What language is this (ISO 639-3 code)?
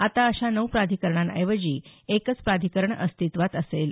mar